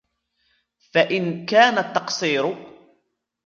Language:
Arabic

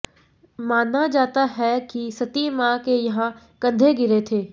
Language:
Hindi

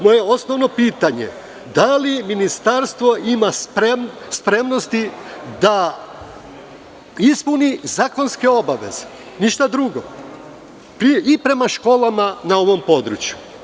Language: Serbian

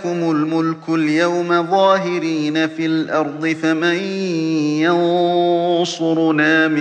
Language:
Arabic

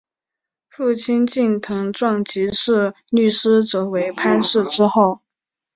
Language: Chinese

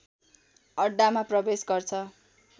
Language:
Nepali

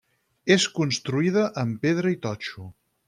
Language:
Catalan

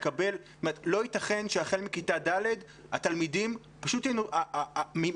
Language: Hebrew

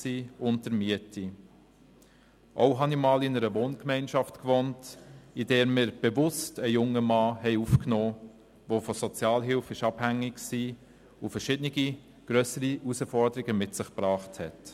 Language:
Swiss German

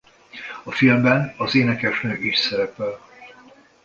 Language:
Hungarian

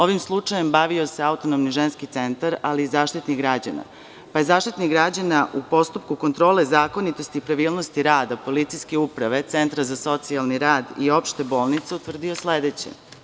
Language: Serbian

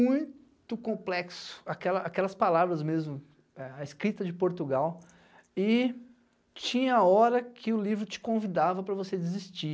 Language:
Portuguese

